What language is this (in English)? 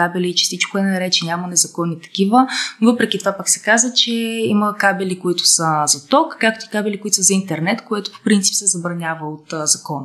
Bulgarian